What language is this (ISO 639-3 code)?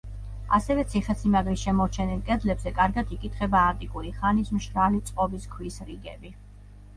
kat